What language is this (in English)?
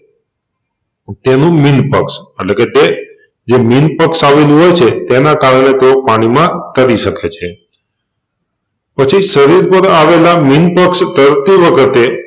Gujarati